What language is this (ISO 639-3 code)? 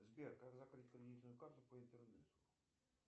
rus